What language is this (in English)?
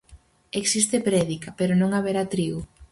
Galician